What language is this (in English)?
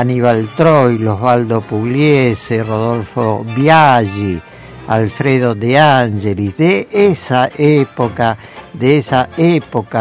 Spanish